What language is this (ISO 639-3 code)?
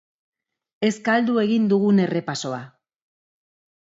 eus